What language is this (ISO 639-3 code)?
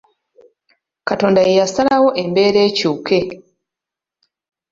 lug